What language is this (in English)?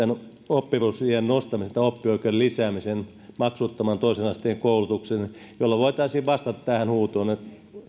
Finnish